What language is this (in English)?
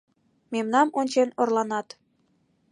Mari